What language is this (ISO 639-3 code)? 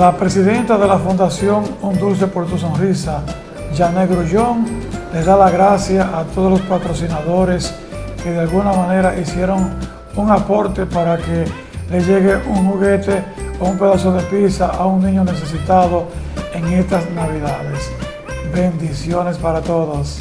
spa